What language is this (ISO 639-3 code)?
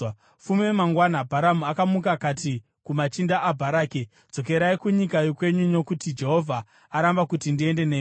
sna